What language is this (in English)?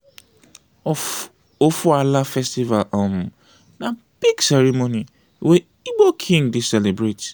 Nigerian Pidgin